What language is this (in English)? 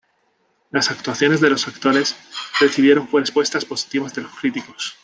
Spanish